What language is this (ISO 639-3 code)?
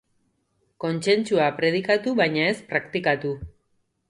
eus